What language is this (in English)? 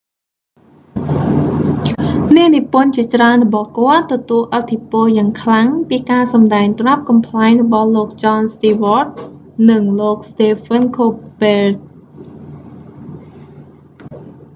Khmer